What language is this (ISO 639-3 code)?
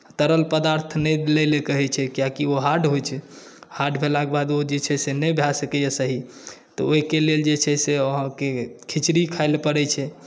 mai